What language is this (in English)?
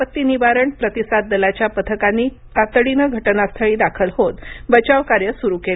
Marathi